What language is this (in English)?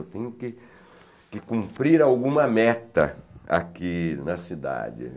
Portuguese